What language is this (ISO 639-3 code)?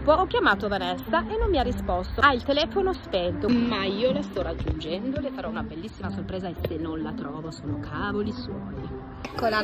ita